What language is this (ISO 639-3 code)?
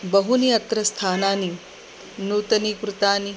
san